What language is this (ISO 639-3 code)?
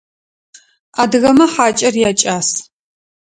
ady